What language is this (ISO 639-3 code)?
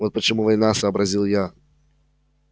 rus